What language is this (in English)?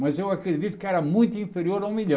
Portuguese